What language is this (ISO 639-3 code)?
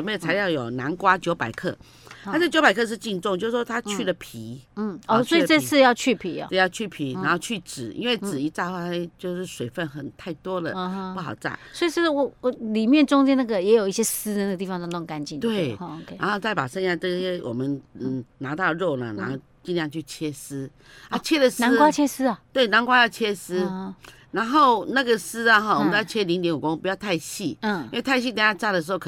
zho